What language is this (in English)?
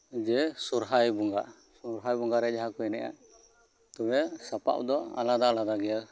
Santali